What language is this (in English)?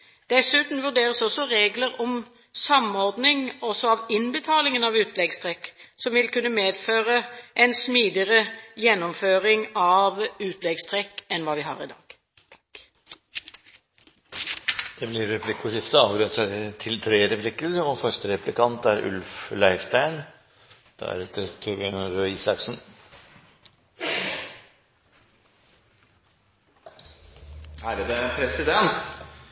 Norwegian Bokmål